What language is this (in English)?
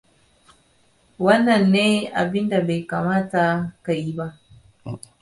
Hausa